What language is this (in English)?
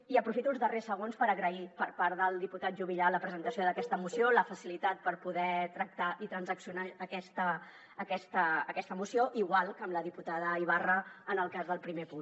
Catalan